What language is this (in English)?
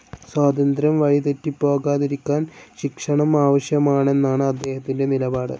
Malayalam